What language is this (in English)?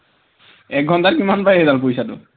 Assamese